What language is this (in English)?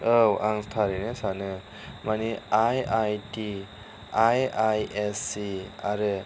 Bodo